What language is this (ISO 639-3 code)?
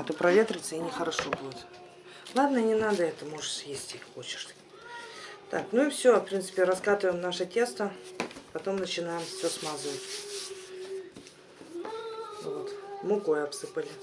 rus